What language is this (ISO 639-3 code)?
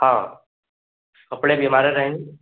hin